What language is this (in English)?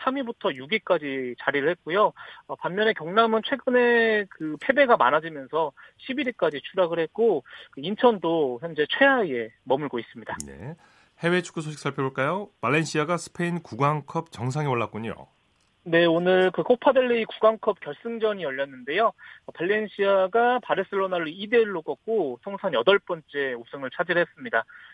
Korean